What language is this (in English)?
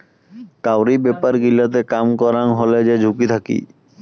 Bangla